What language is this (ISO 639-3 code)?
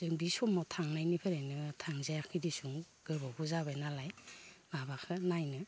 brx